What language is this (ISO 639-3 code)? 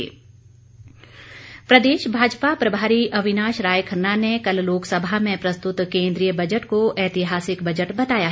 hin